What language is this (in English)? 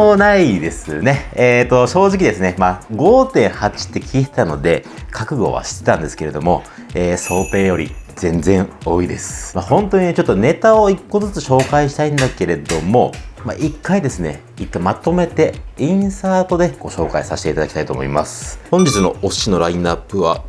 Japanese